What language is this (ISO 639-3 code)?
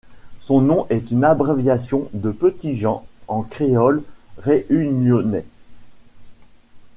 fra